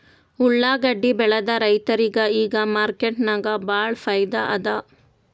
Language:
Kannada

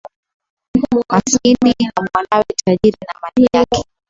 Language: Swahili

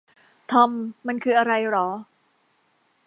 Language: Thai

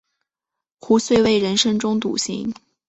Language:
Chinese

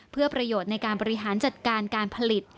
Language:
Thai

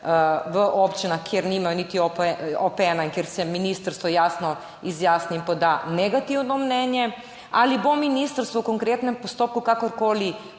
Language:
Slovenian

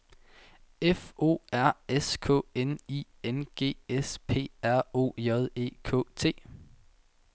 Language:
Danish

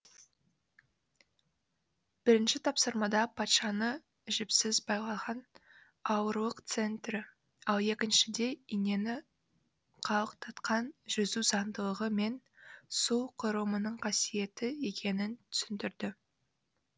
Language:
Kazakh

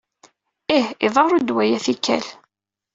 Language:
Kabyle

